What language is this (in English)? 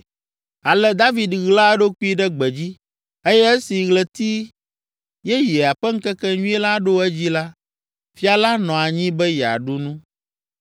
Ewe